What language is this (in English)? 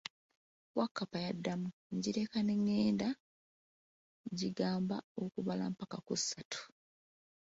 Ganda